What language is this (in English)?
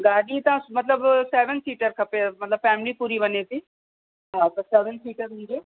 Sindhi